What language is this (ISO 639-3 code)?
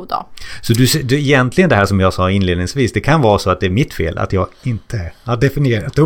swe